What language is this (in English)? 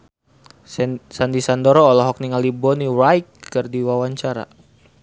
Sundanese